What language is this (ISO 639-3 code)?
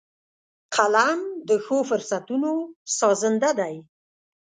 pus